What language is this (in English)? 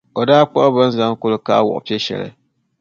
Dagbani